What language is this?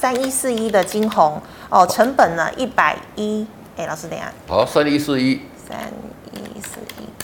Chinese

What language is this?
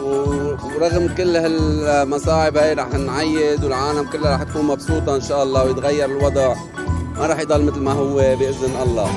Arabic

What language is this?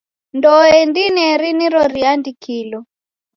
Taita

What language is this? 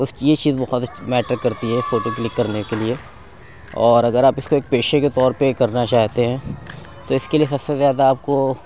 Urdu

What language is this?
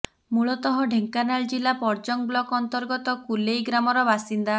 Odia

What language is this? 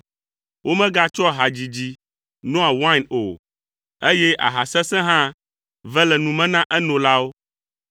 Ewe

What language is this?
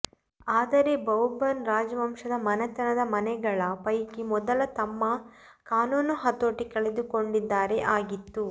Kannada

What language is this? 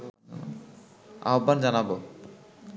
Bangla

